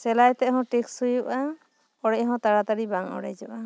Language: Santali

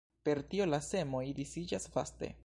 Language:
Esperanto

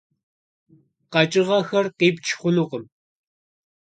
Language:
Kabardian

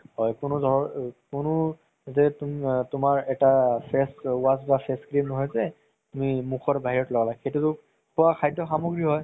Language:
Assamese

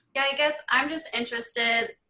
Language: English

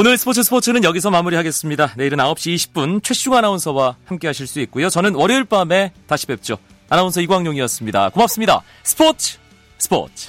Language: Korean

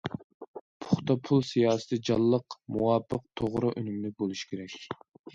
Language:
Uyghur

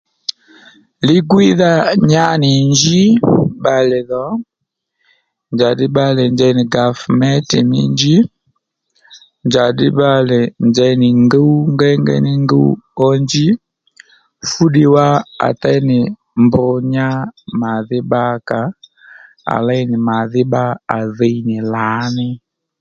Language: Lendu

